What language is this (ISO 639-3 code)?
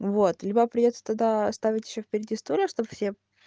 rus